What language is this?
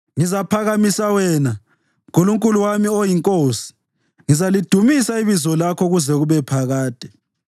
North Ndebele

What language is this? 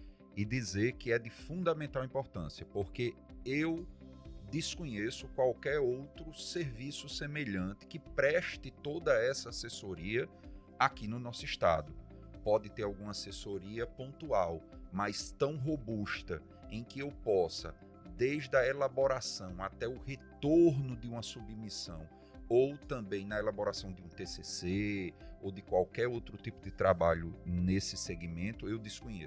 Portuguese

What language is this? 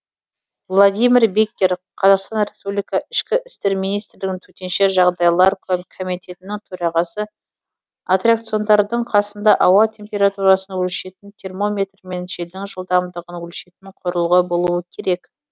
Kazakh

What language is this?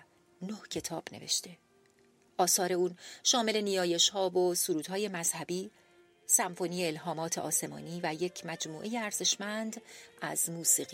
Persian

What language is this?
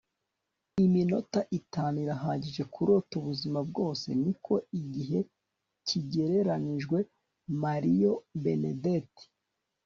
Kinyarwanda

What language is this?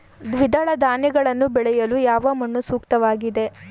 Kannada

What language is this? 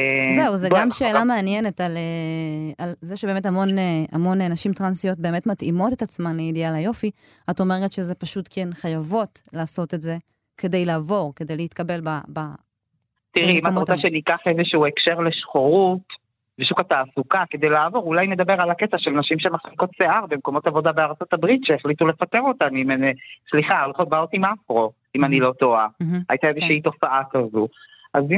Hebrew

